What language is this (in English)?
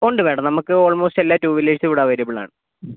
Malayalam